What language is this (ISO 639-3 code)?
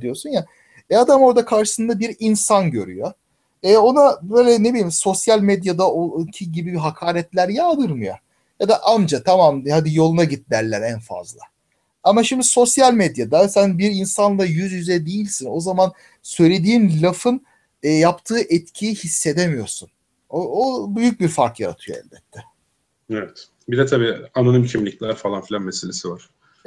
tur